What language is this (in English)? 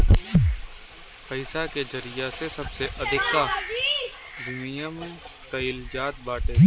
Bhojpuri